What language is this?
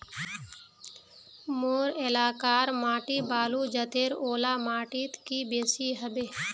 Magahi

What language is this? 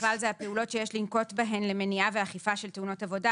Hebrew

